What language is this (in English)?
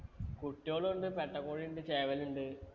Malayalam